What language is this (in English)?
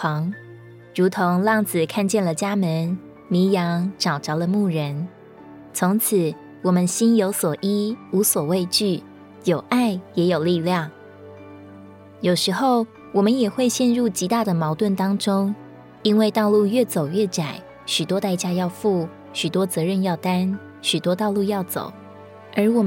Chinese